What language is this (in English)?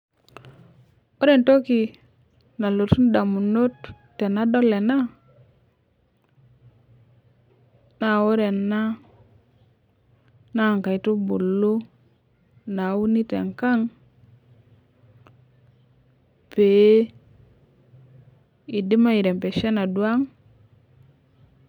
Masai